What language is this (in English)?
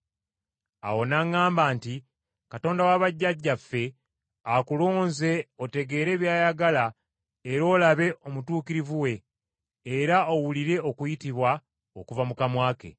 Ganda